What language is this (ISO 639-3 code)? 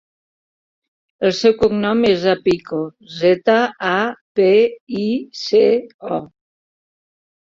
cat